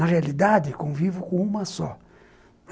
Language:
Portuguese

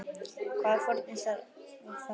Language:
Icelandic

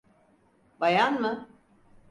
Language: Turkish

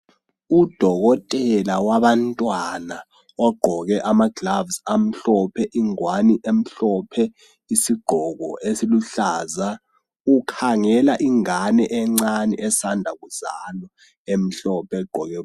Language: North Ndebele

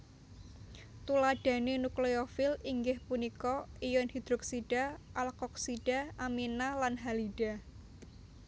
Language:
Javanese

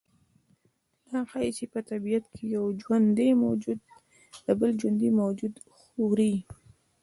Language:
Pashto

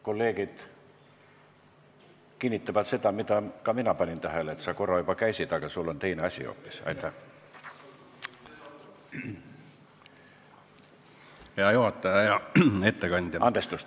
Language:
Estonian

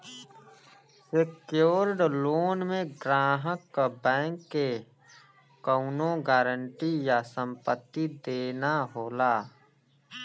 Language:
Bhojpuri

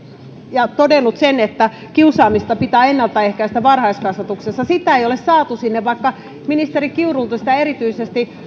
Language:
Finnish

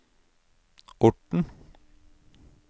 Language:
Norwegian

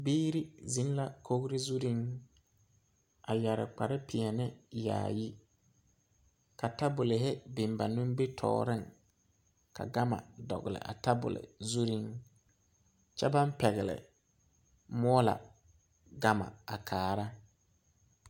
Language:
Southern Dagaare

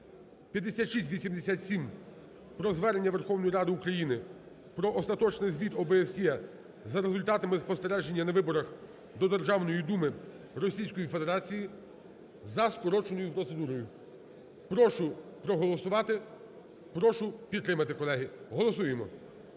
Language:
Ukrainian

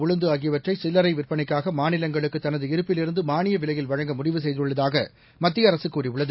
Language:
Tamil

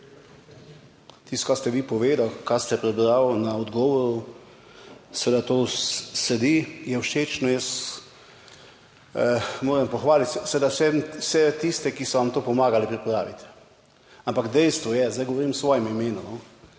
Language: Slovenian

